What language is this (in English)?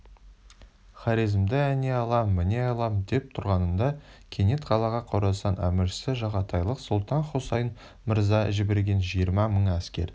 Kazakh